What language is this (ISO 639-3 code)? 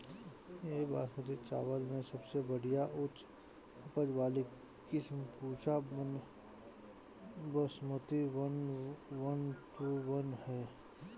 bho